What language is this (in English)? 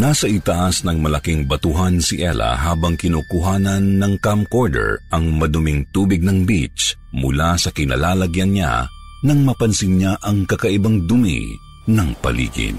Filipino